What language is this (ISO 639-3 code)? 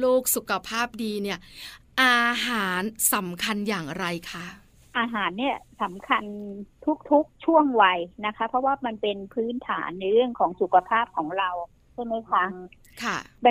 tha